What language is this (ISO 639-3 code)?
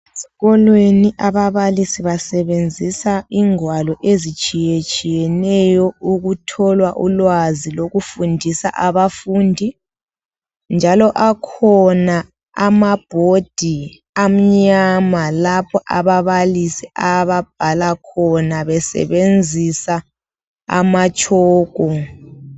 nde